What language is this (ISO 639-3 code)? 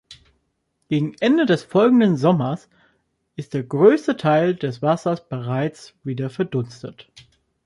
deu